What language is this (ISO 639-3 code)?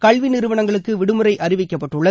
tam